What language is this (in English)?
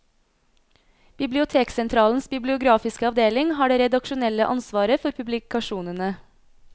Norwegian